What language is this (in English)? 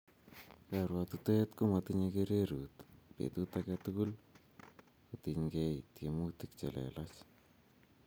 Kalenjin